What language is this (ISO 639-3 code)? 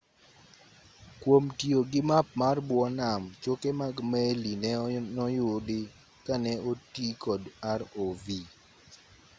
luo